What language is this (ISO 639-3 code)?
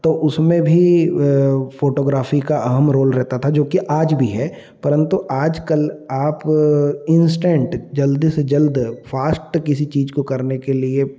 hin